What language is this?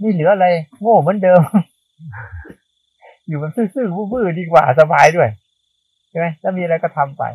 Thai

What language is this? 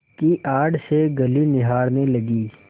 Hindi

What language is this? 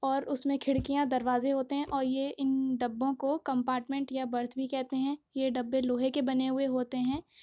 Urdu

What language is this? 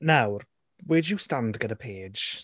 Welsh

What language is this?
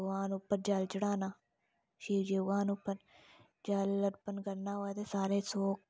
Dogri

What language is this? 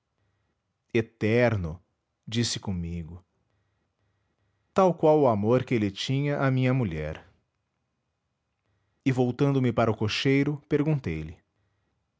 Portuguese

